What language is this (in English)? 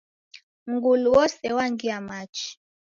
Taita